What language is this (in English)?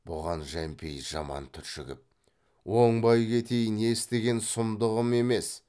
Kazakh